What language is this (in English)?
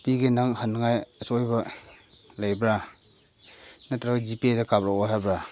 Manipuri